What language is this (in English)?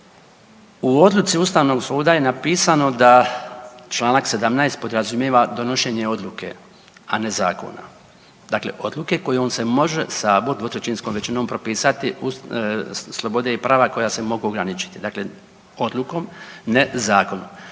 Croatian